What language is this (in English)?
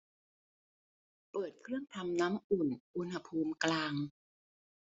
Thai